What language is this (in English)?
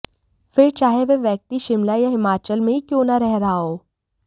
Hindi